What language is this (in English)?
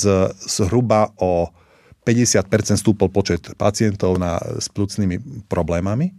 Slovak